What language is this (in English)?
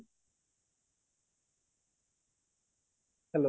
Odia